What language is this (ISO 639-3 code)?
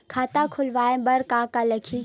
hne